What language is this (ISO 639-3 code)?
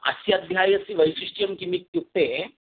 san